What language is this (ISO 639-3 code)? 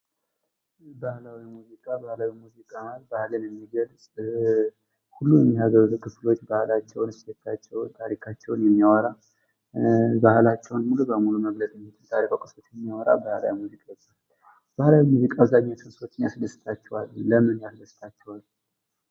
amh